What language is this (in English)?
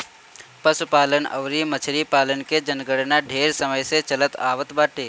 Bhojpuri